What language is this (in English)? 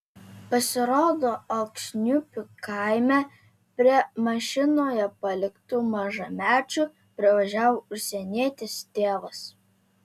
Lithuanian